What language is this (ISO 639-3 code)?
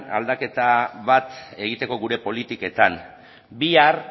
eus